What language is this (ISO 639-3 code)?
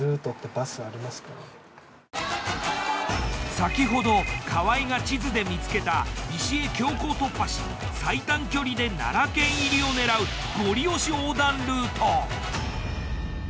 jpn